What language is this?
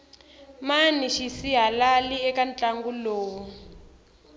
Tsonga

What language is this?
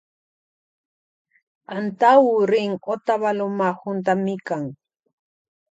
Loja Highland Quichua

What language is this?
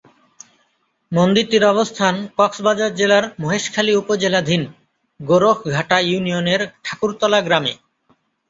Bangla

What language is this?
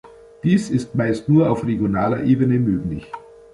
German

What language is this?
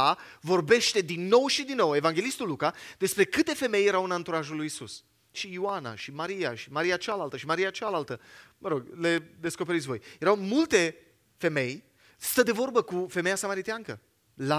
Romanian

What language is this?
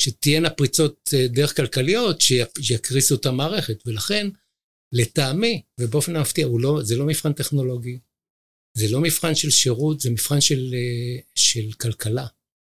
Hebrew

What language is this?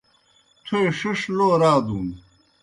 Kohistani Shina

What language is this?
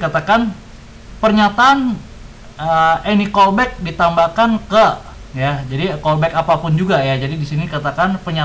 Indonesian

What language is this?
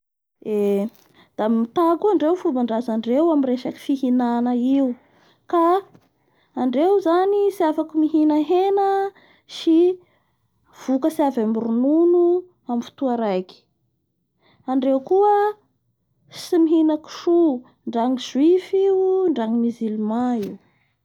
Bara Malagasy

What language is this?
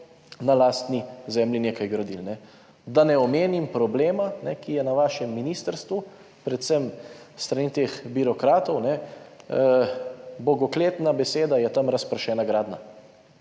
Slovenian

